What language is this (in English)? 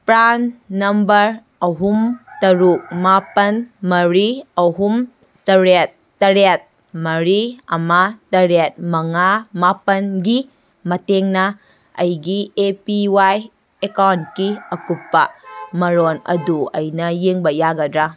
Manipuri